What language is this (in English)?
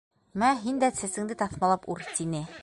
Bashkir